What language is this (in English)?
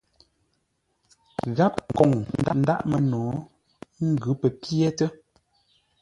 Ngombale